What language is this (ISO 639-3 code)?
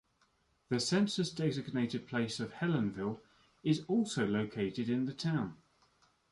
eng